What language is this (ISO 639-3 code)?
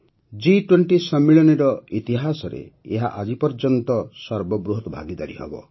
ori